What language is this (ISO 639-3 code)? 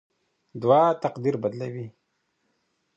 pus